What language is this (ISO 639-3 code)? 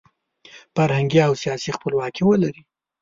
pus